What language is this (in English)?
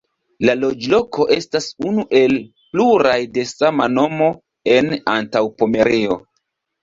Esperanto